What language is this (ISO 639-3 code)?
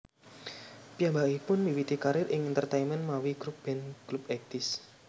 jav